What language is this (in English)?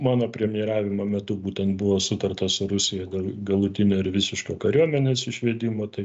Lithuanian